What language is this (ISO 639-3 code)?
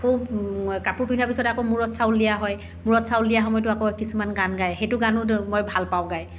asm